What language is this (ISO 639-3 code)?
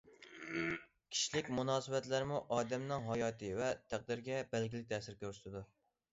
uig